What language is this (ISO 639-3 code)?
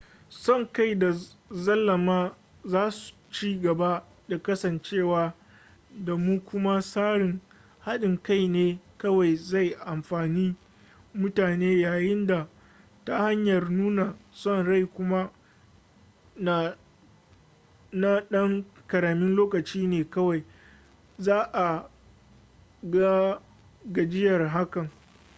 hau